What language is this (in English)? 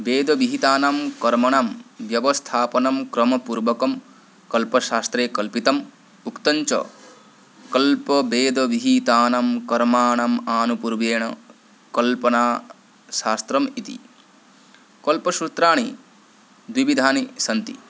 Sanskrit